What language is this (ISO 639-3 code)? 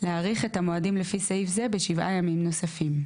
heb